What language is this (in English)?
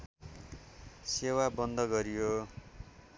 Nepali